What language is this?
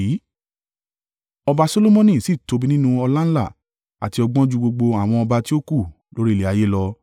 Yoruba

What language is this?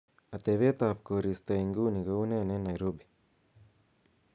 Kalenjin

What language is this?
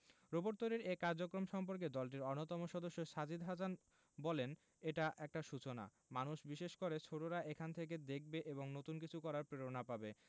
Bangla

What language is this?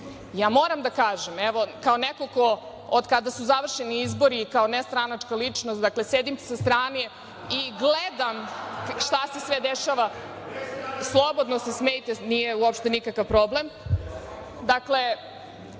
Serbian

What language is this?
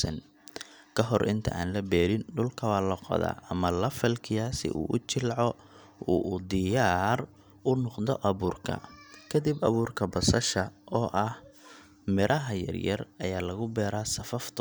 Somali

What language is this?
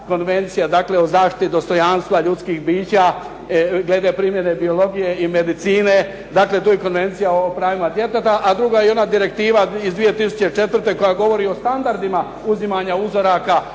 Croatian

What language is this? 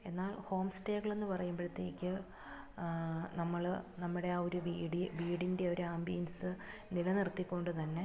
Malayalam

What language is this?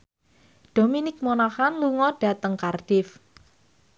Javanese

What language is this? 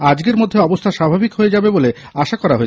Bangla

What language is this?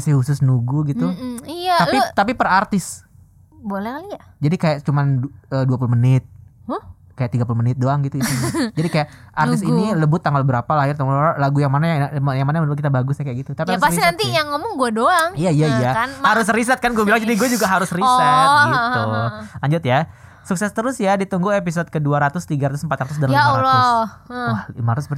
Indonesian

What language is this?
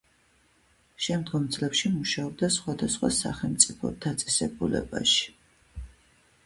Georgian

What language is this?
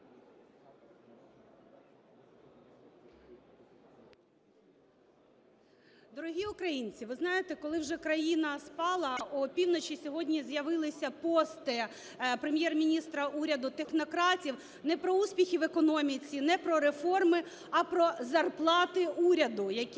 Ukrainian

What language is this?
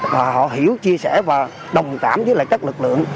Vietnamese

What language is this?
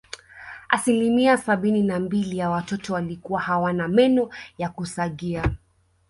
Swahili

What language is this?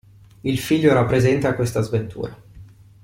Italian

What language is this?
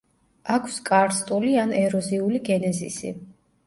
Georgian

